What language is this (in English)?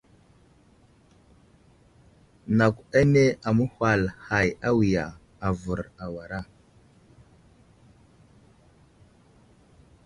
Wuzlam